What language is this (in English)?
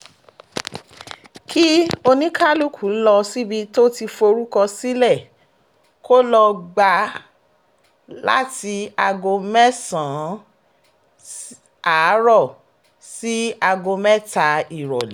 Yoruba